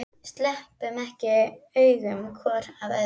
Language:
Icelandic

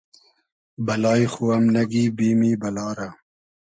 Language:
Hazaragi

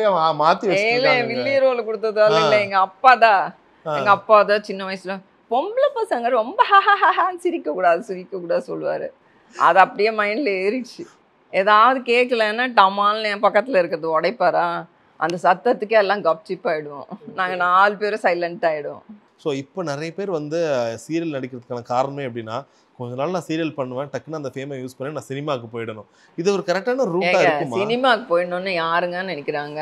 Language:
Tamil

